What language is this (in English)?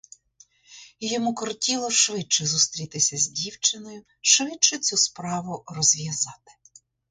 Ukrainian